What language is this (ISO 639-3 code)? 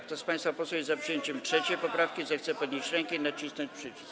pol